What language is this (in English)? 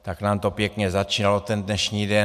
Czech